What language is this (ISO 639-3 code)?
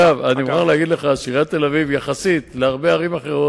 heb